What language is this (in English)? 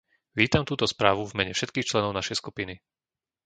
Slovak